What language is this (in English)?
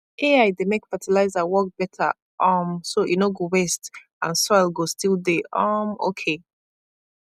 Nigerian Pidgin